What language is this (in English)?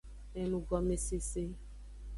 Aja (Benin)